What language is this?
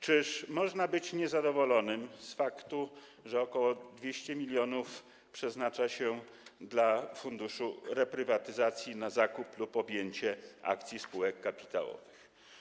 Polish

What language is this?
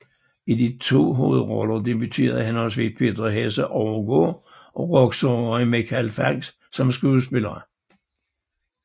Danish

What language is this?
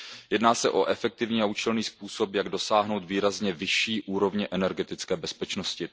Czech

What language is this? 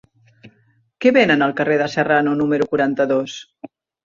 Catalan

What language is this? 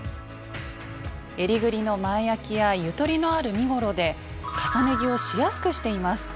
Japanese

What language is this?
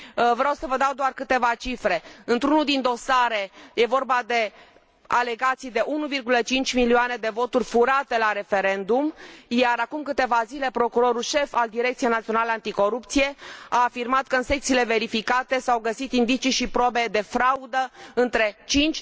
Romanian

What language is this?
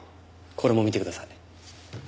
Japanese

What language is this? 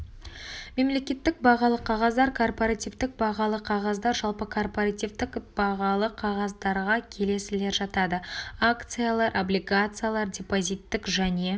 Kazakh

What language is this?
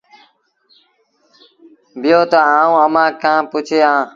Sindhi Bhil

